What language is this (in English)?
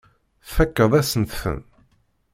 Kabyle